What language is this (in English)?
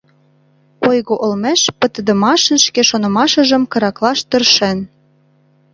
Mari